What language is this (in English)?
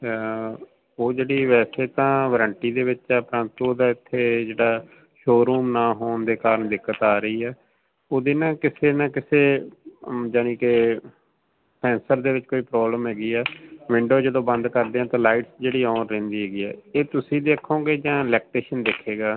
Punjabi